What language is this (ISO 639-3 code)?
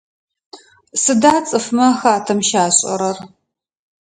ady